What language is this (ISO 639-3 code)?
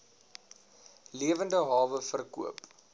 afr